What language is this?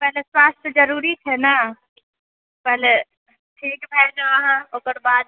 Maithili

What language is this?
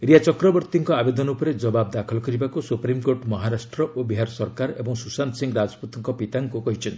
Odia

